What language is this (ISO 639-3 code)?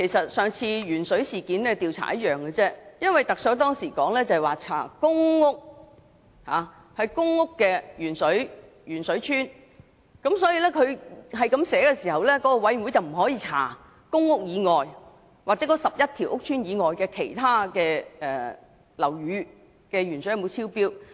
yue